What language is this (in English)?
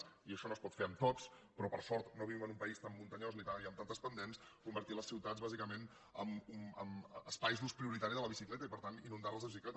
Catalan